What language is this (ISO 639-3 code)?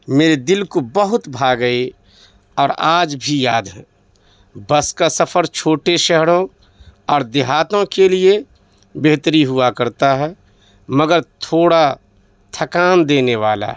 urd